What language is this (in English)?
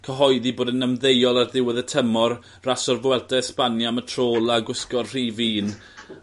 Welsh